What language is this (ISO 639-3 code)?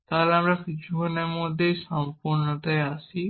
ben